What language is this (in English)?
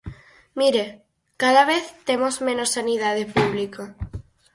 Galician